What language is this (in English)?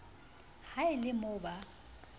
Southern Sotho